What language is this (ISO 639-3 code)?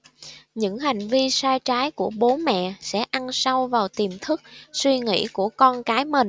vie